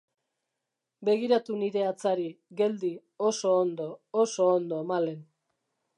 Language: Basque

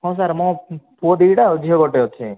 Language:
Odia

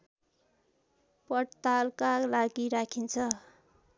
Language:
Nepali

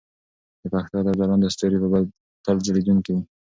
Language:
Pashto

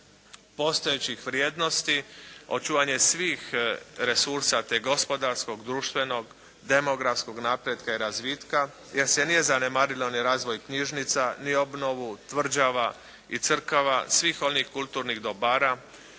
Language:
Croatian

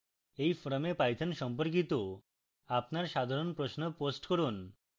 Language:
Bangla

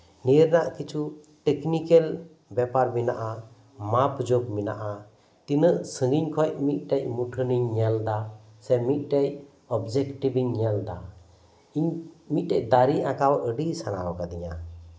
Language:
Santali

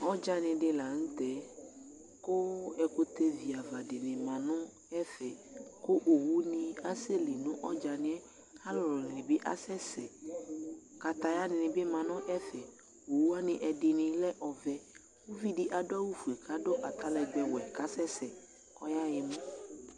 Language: Ikposo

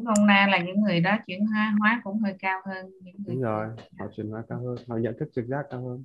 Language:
Vietnamese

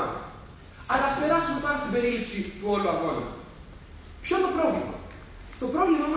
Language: Greek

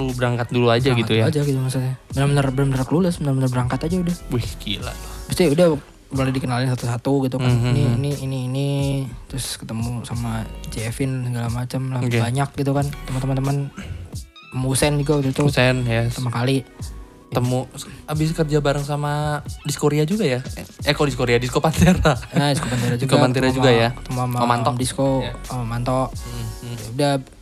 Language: Indonesian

